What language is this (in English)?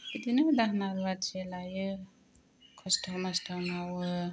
Bodo